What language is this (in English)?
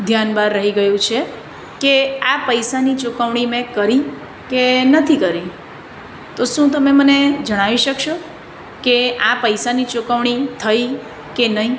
Gujarati